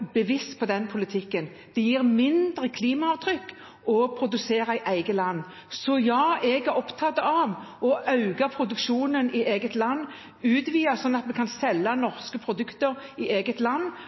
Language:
Norwegian Bokmål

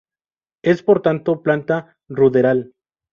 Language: Spanish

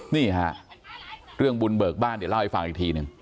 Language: Thai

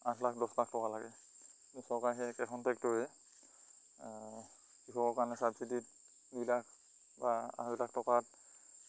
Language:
Assamese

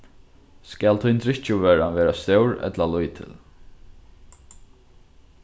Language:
Faroese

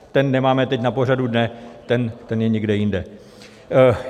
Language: Czech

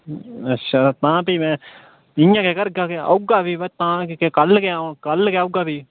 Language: Dogri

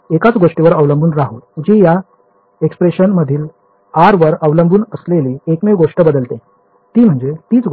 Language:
Marathi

